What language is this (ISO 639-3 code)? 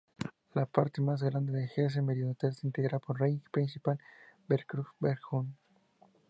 spa